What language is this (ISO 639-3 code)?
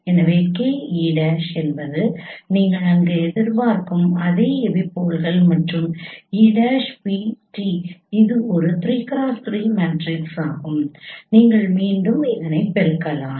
tam